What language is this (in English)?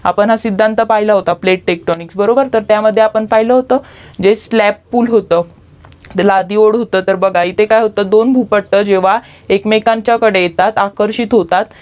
Marathi